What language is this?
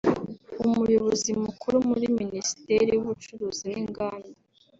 Kinyarwanda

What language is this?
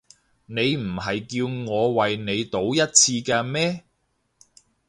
Cantonese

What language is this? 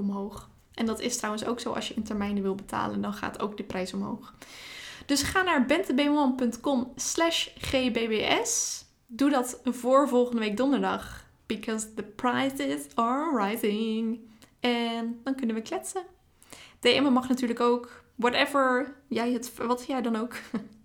Dutch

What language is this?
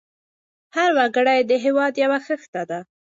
Pashto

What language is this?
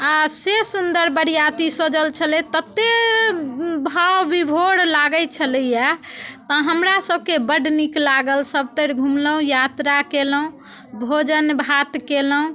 Maithili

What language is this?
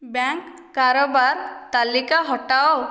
Odia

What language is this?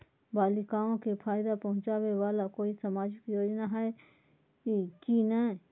Magahi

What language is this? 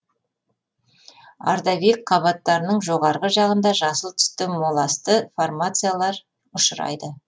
Kazakh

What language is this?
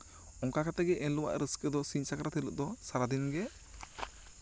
Santali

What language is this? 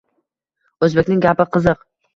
Uzbek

